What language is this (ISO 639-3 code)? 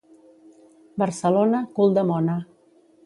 cat